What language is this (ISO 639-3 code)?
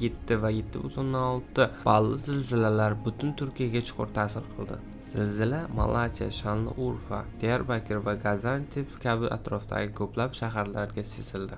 tur